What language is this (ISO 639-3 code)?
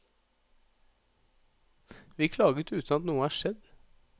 nor